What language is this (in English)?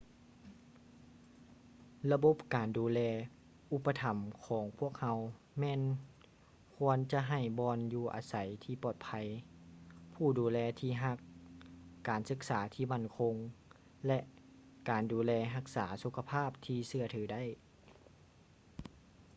Lao